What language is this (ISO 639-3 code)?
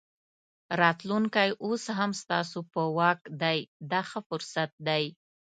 pus